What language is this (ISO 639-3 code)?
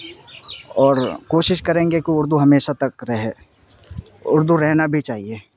urd